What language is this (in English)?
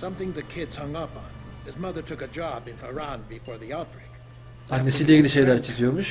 Turkish